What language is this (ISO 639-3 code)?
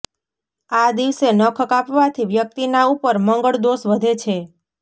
guj